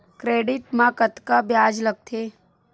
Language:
Chhattisgarhi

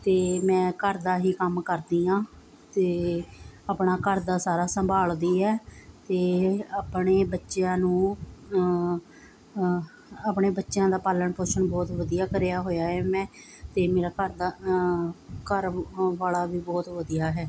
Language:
Punjabi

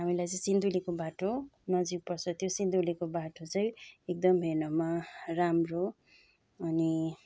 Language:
Nepali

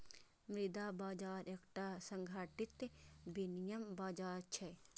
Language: Maithili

